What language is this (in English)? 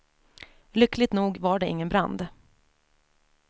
Swedish